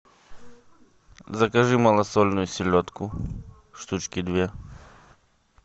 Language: Russian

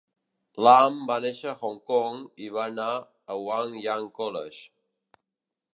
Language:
Catalan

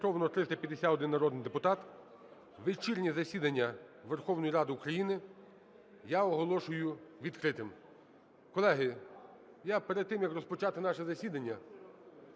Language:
Ukrainian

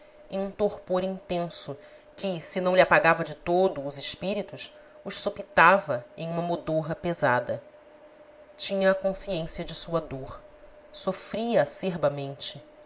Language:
Portuguese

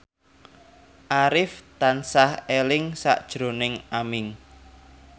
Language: Javanese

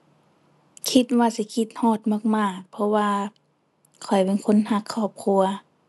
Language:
Thai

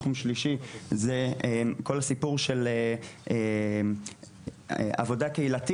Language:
Hebrew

